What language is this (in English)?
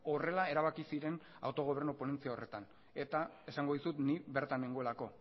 Basque